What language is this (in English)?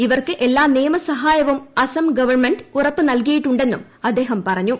Malayalam